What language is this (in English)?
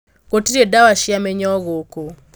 Kikuyu